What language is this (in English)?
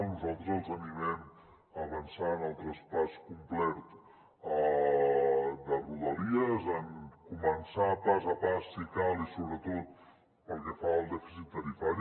Catalan